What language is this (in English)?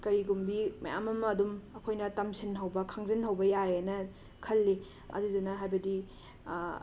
Manipuri